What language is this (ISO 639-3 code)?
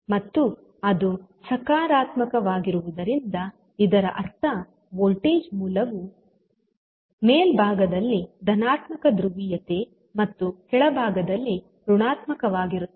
kan